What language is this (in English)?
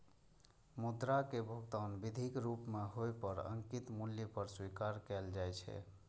Maithili